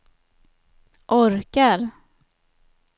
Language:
Swedish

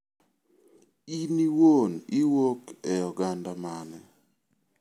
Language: Luo (Kenya and Tanzania)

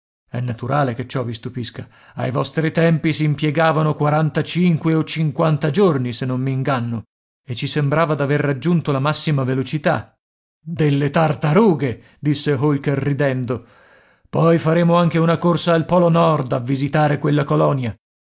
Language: Italian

